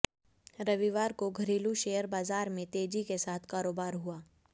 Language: Hindi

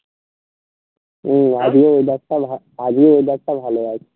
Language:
Bangla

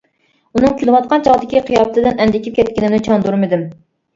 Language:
Uyghur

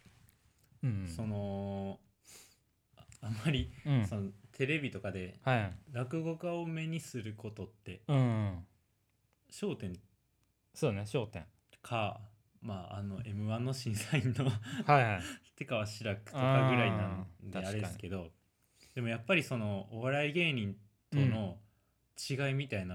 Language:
Japanese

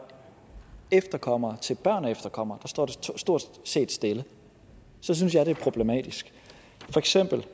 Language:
Danish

